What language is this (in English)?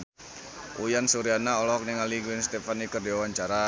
Sundanese